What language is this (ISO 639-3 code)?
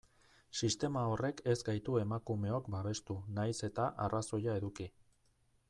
eus